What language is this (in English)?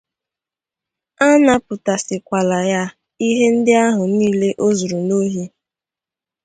Igbo